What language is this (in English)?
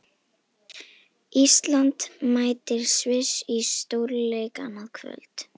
Icelandic